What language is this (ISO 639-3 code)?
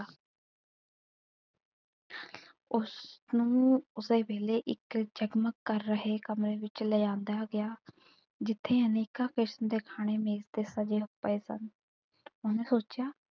pan